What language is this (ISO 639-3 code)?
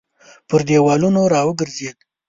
pus